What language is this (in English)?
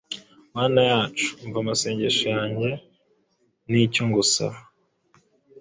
Kinyarwanda